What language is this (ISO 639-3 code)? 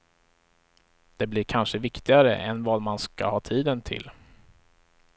swe